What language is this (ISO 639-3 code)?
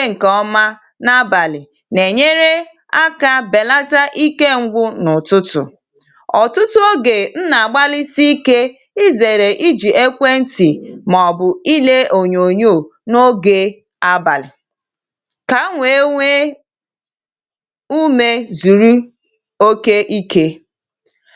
ibo